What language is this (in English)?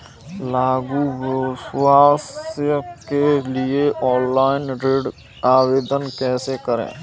Hindi